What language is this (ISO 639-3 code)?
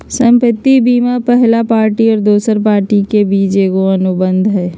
mag